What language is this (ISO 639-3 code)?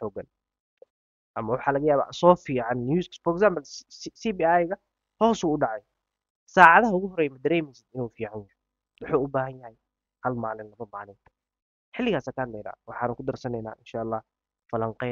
ara